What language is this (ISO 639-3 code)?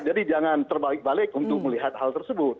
ind